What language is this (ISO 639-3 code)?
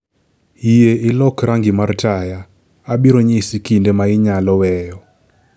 luo